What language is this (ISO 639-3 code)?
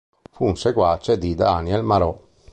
ita